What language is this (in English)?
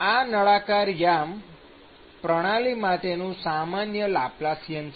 Gujarati